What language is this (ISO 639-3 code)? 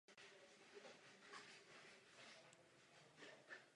ces